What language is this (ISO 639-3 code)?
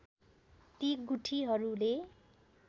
nep